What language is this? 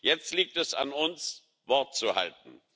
German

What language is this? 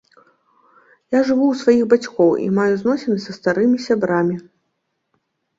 Belarusian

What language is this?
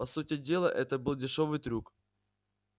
Russian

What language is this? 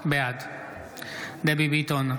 Hebrew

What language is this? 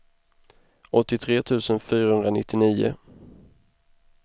Swedish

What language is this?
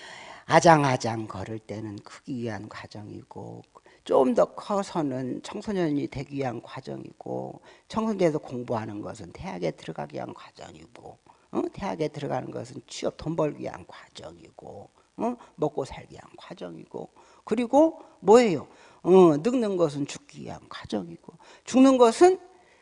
Korean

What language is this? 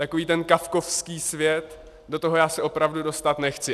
Czech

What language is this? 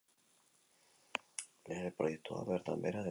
Basque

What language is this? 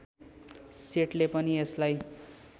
Nepali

